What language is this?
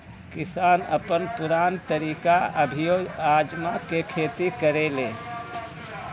Bhojpuri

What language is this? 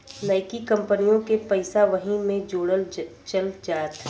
Bhojpuri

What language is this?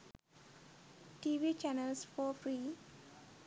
Sinhala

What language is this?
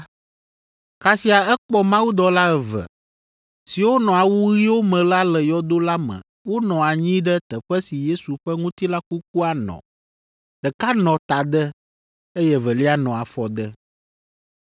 Ewe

